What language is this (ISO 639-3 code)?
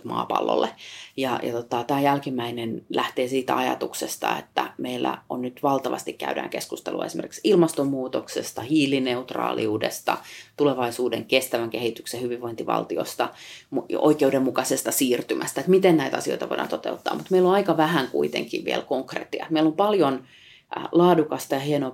fin